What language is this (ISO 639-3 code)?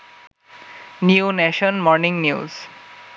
ben